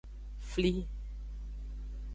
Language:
Aja (Benin)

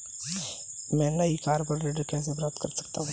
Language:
Hindi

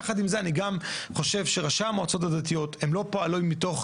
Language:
Hebrew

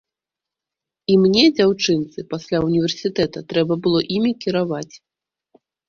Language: Belarusian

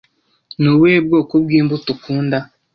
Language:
Kinyarwanda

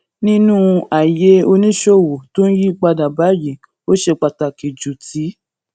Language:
Yoruba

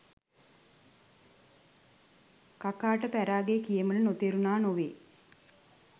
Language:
Sinhala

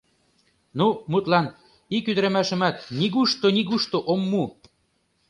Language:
Mari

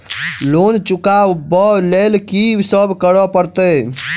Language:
Maithili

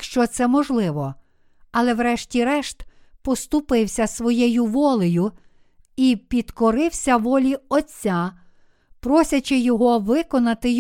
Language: Ukrainian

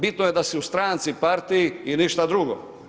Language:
Croatian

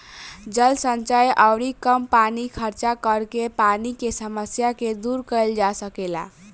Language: Bhojpuri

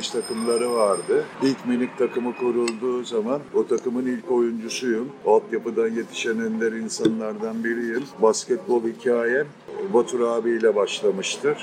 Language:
Turkish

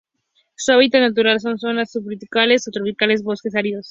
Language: Spanish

